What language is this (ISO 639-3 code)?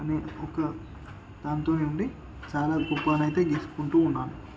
tel